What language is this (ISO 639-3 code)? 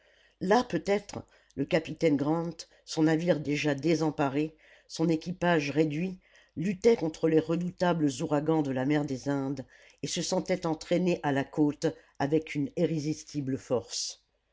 fra